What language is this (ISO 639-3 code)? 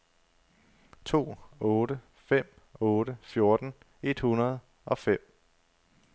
dan